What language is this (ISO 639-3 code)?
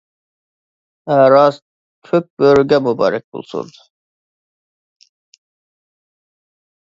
uig